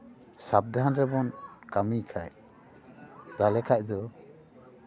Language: Santali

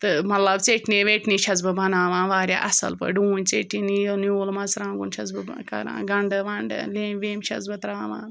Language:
Kashmiri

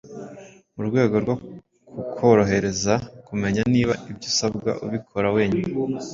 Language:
Kinyarwanda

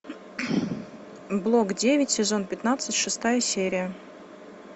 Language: Russian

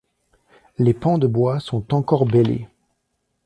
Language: French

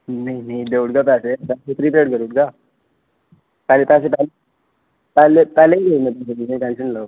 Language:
Dogri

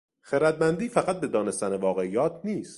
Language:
Persian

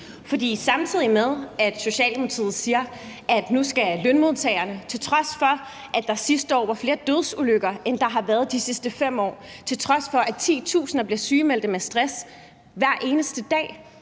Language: Danish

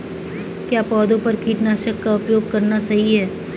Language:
Hindi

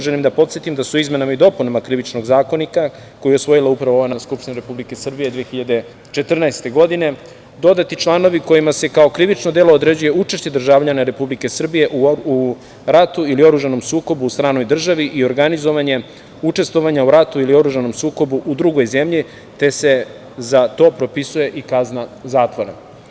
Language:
Serbian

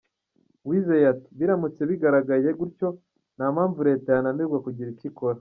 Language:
Kinyarwanda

